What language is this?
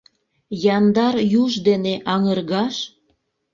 Mari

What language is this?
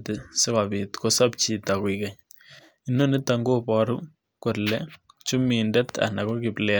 Kalenjin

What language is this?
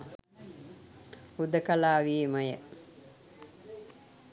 Sinhala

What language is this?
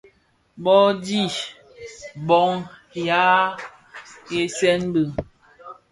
Bafia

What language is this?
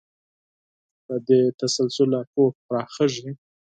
Pashto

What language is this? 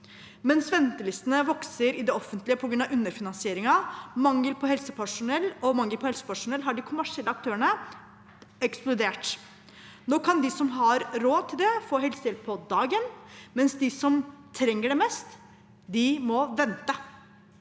Norwegian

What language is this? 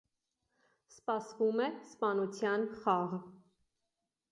Armenian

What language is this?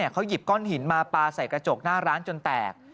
Thai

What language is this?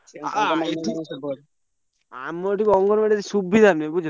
Odia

